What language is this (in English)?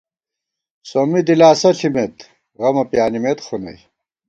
Gawar-Bati